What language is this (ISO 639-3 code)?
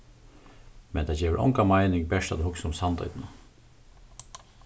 fao